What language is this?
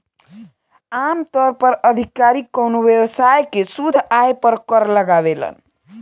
Bhojpuri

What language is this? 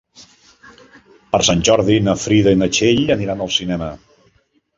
Catalan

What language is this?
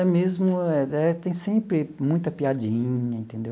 Portuguese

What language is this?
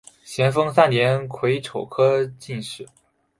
Chinese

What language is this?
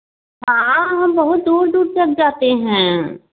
Hindi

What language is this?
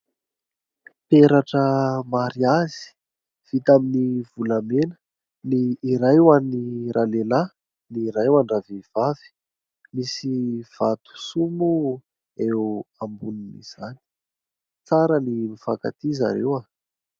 Malagasy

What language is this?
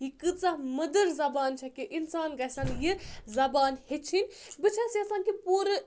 Kashmiri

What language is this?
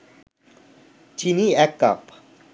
Bangla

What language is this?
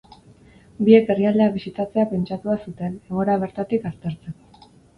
Basque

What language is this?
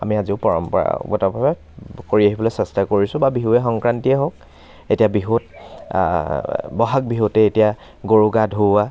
Assamese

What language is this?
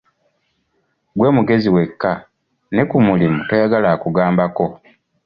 Ganda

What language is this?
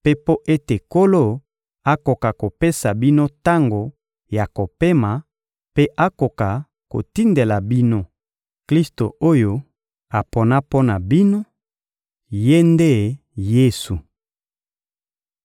Lingala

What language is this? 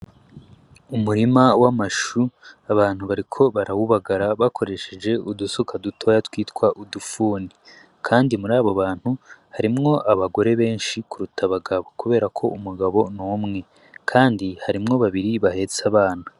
Rundi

